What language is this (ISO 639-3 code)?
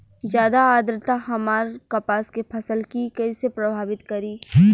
bho